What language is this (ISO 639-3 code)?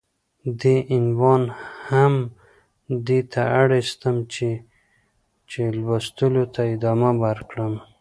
pus